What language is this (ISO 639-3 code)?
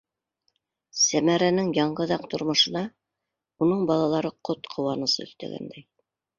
bak